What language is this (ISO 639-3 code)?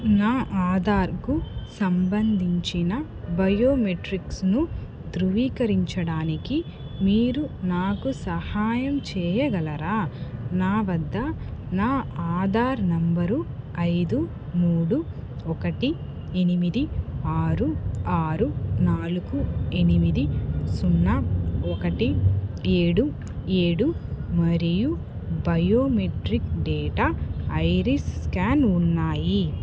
tel